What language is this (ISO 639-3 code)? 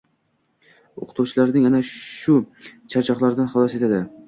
uzb